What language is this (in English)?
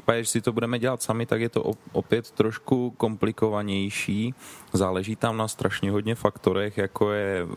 Czech